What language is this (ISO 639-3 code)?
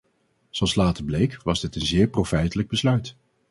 nld